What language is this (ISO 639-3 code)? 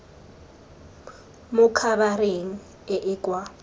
tsn